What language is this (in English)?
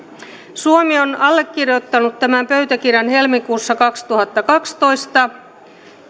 Finnish